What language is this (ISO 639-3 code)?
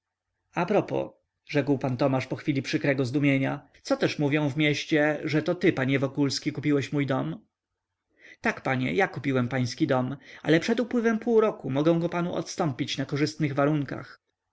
pol